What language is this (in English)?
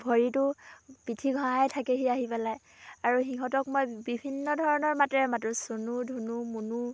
Assamese